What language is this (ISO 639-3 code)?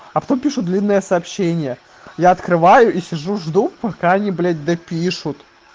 rus